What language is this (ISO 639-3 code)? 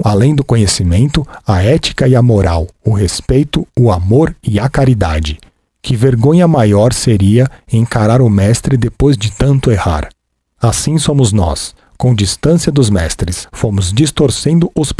por